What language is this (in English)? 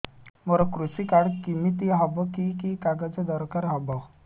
Odia